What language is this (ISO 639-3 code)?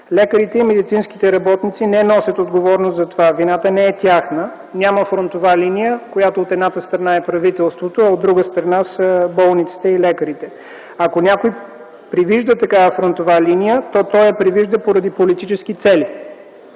bul